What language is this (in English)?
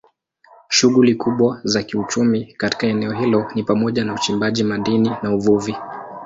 Swahili